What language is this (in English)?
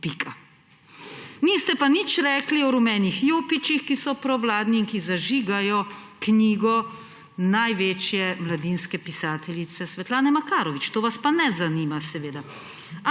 Slovenian